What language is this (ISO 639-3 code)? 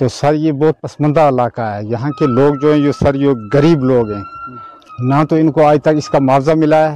urd